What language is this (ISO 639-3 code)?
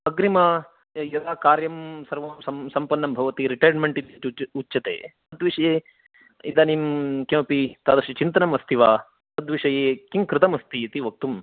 san